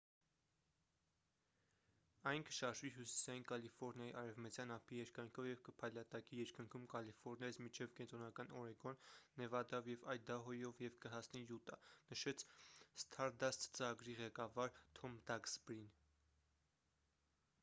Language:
Armenian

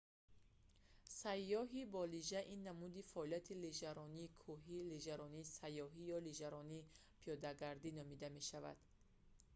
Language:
Tajik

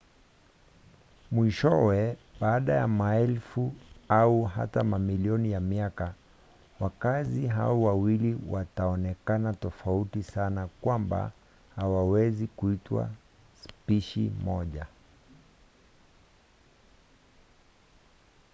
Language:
Swahili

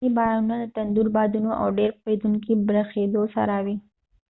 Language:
Pashto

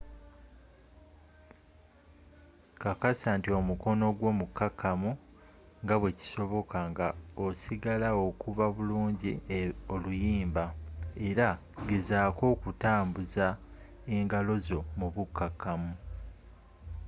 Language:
Ganda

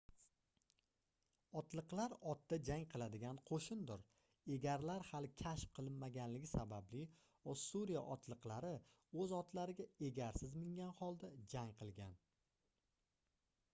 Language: Uzbek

